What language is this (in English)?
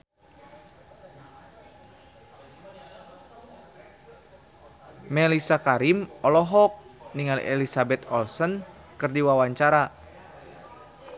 Sundanese